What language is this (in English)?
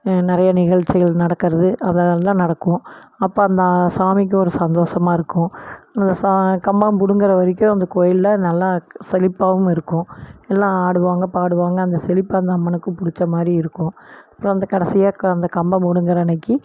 Tamil